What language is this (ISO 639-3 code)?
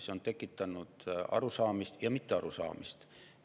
est